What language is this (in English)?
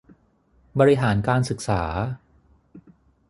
Thai